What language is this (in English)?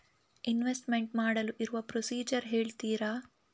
Kannada